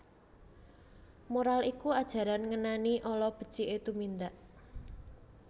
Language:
Javanese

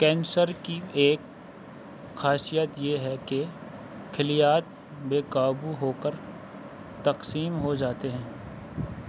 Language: Urdu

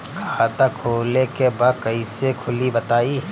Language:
Bhojpuri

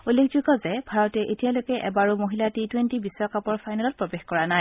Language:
Assamese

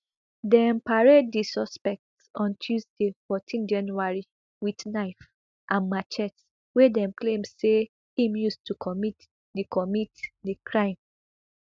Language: Nigerian Pidgin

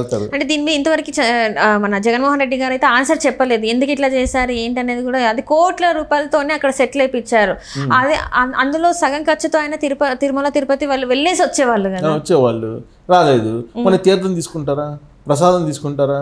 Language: Telugu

